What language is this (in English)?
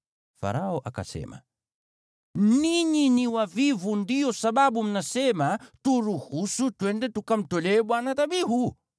Swahili